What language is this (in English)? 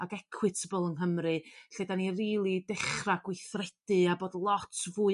Welsh